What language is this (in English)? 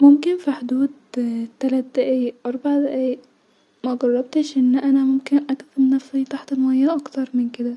Egyptian Arabic